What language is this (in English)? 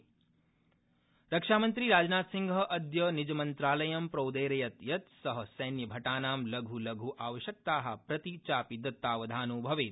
Sanskrit